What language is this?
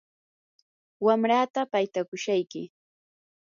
Yanahuanca Pasco Quechua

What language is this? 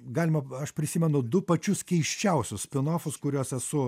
Lithuanian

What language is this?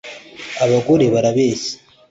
Kinyarwanda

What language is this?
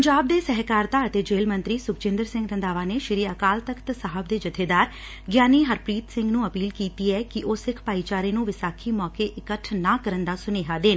Punjabi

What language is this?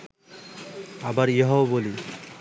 Bangla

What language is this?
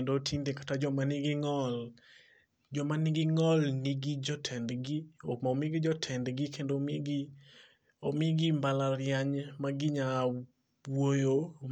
Luo (Kenya and Tanzania)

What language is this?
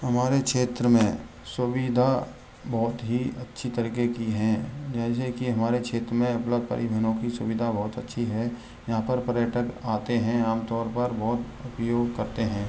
Hindi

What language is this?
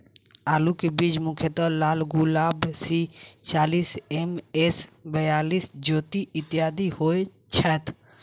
Maithili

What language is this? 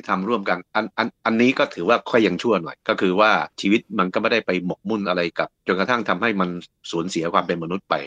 Thai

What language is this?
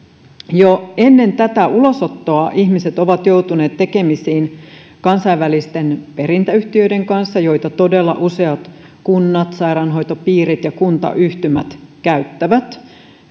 Finnish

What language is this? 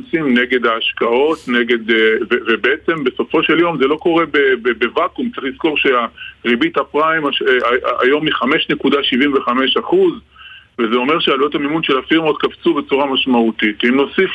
Hebrew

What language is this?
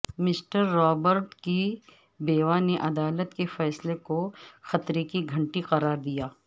Urdu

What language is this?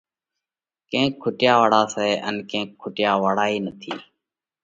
Parkari Koli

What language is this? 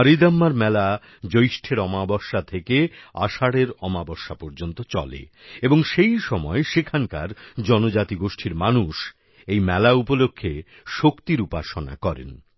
Bangla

